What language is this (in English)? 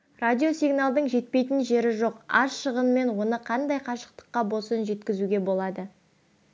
Kazakh